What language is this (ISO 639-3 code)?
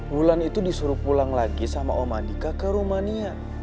ind